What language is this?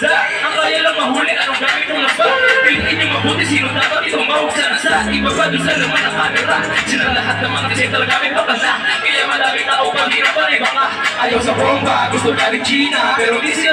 Indonesian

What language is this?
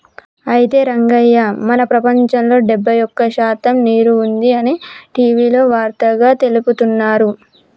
Telugu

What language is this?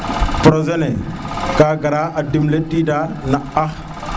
Serer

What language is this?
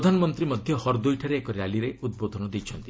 Odia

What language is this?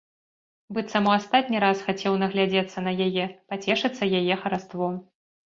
Belarusian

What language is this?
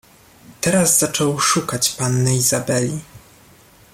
Polish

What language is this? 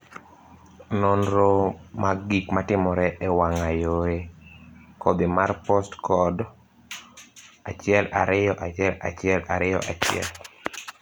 Luo (Kenya and Tanzania)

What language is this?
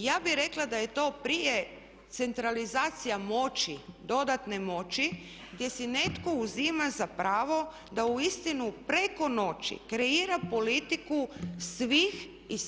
Croatian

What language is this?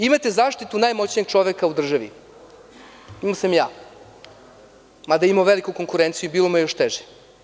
Serbian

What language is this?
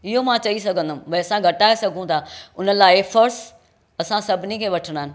Sindhi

